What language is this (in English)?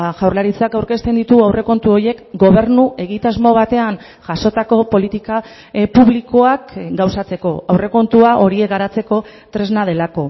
Basque